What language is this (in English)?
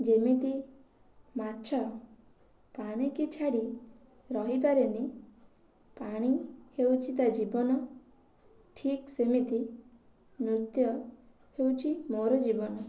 Odia